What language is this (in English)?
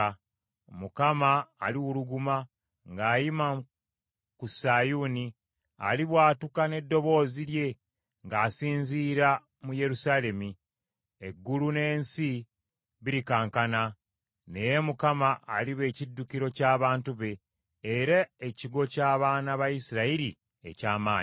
Ganda